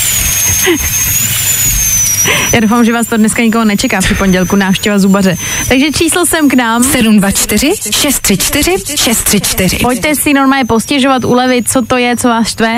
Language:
Czech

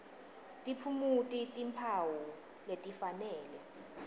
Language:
Swati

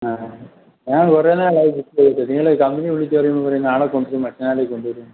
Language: Malayalam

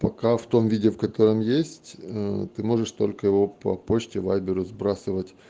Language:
Russian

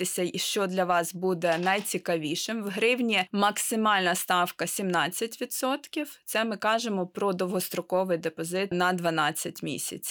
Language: Ukrainian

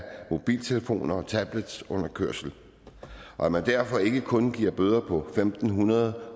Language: Danish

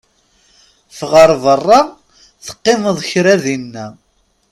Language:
Kabyle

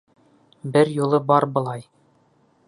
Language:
Bashkir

